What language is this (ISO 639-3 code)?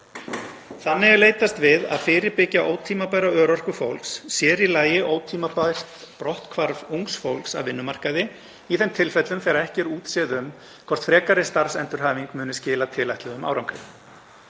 isl